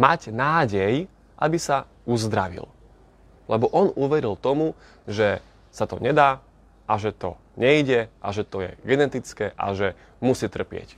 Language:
Slovak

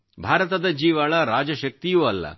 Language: Kannada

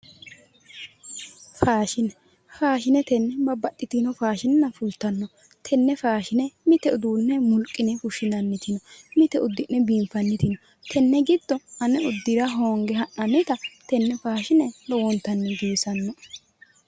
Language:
Sidamo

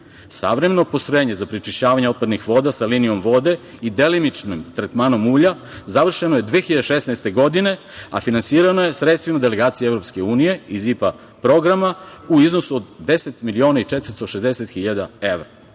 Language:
Serbian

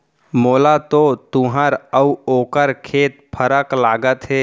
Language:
Chhattisgarhi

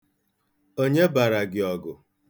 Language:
Igbo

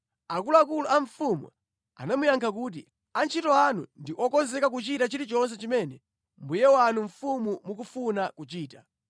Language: Nyanja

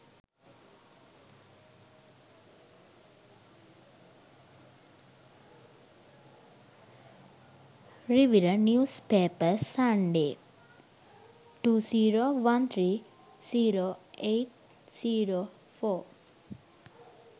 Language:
Sinhala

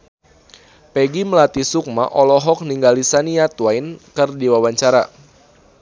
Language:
Sundanese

